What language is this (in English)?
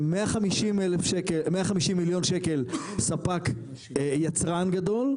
Hebrew